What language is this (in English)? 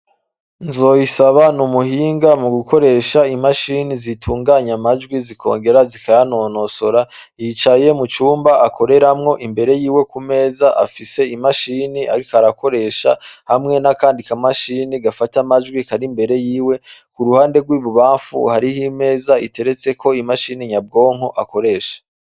Rundi